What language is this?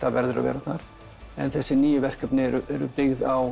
Icelandic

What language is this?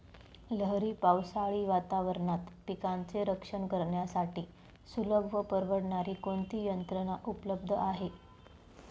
Marathi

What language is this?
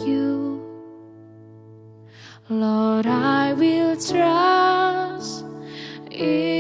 Indonesian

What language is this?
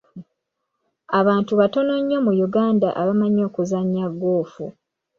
Ganda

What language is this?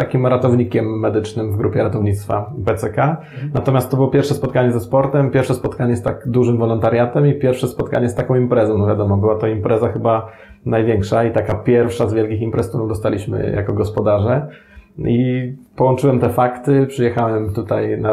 Polish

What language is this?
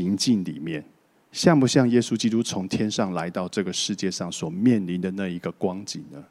Chinese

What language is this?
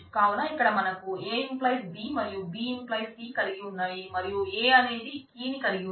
Telugu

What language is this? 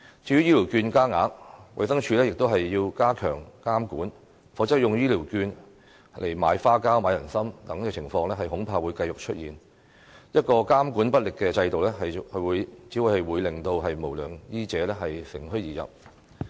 Cantonese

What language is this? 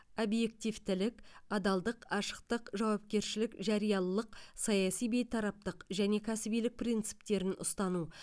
Kazakh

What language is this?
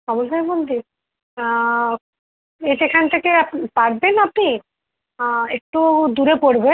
Bangla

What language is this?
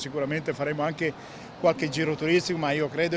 Indonesian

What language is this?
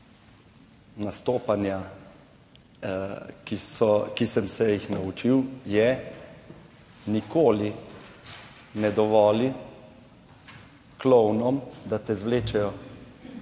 Slovenian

